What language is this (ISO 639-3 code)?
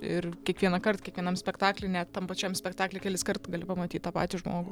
lit